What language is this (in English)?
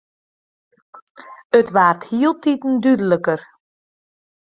Western Frisian